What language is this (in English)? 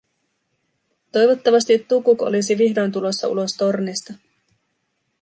Finnish